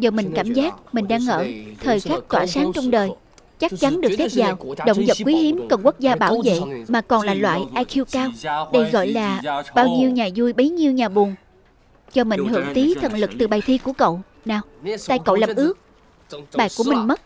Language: Vietnamese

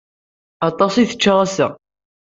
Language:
Kabyle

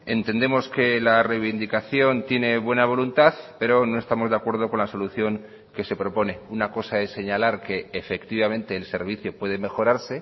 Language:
Spanish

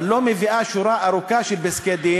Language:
Hebrew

